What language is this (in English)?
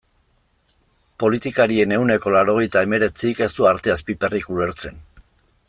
Basque